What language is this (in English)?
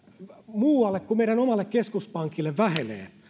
Finnish